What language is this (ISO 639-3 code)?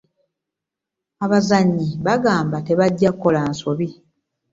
lug